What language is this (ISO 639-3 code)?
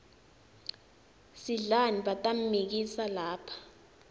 ssw